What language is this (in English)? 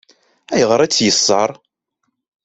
Kabyle